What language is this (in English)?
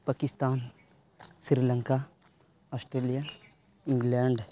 Santali